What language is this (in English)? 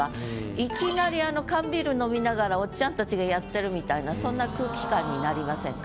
Japanese